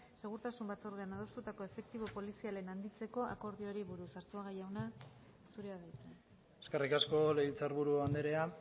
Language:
Basque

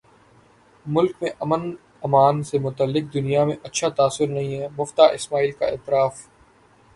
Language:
Urdu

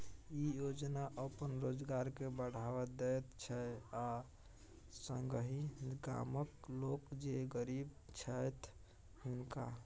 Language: Maithili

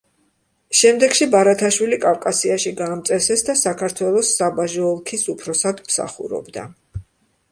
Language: Georgian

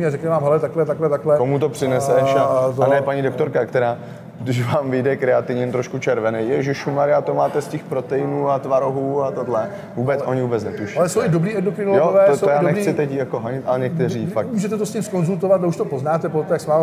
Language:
Czech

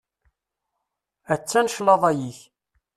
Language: Kabyle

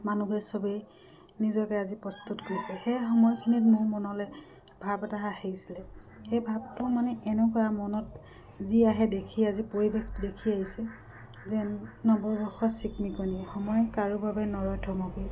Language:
Assamese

